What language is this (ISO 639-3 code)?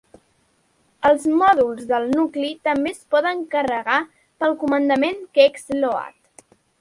cat